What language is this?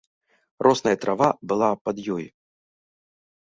Belarusian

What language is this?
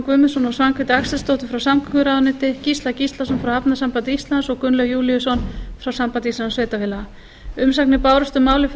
Icelandic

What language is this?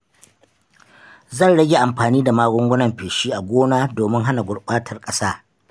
Hausa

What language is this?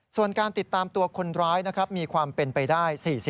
Thai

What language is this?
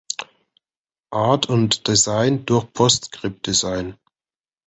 German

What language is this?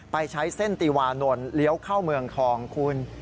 Thai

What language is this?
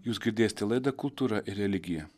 Lithuanian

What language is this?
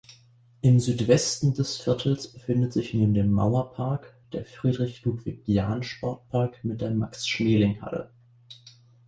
German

